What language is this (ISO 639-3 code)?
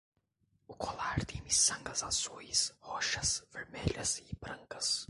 por